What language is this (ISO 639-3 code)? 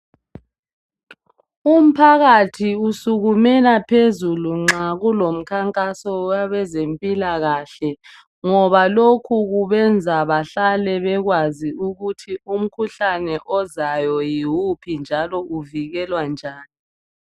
nde